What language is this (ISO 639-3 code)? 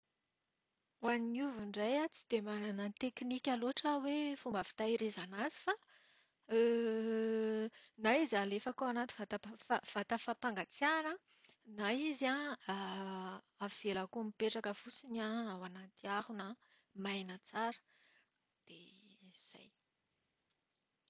mlg